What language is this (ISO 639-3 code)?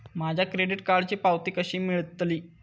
mar